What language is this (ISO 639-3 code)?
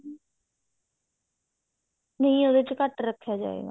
pan